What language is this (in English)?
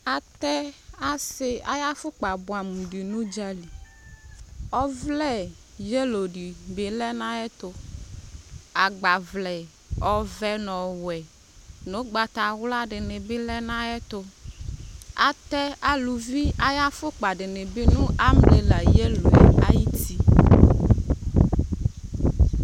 Ikposo